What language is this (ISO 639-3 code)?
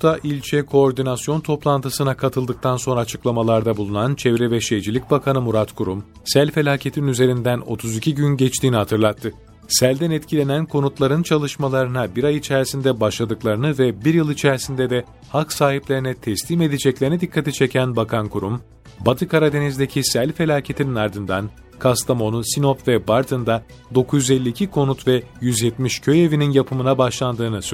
tur